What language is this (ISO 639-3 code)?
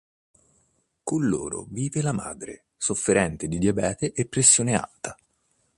ita